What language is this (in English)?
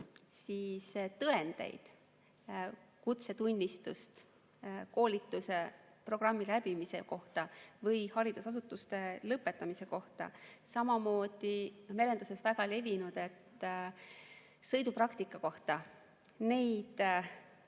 Estonian